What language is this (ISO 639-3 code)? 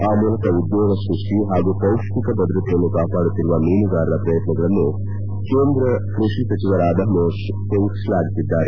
kan